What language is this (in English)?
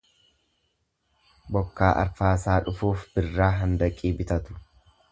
Oromo